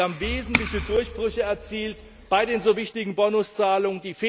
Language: German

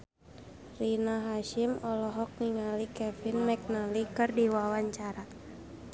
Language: Sundanese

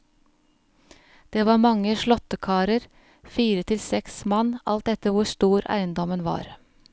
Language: Norwegian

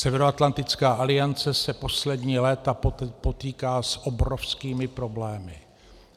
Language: Czech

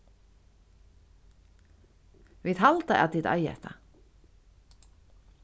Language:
Faroese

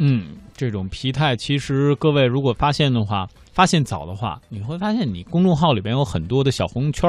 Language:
Chinese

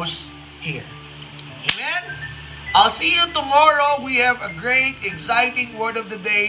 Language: Filipino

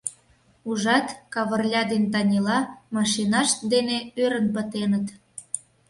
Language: Mari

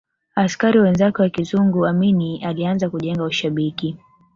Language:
Swahili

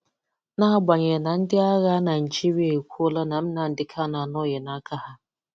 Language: Igbo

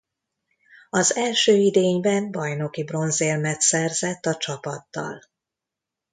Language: Hungarian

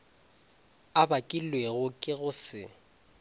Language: Northern Sotho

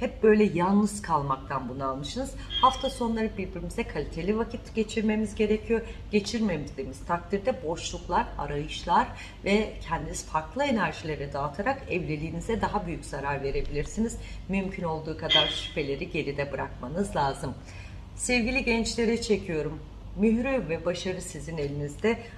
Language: Turkish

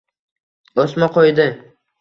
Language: Uzbek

